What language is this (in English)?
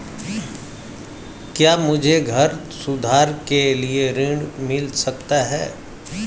Hindi